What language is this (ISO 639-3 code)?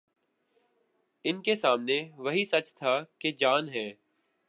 urd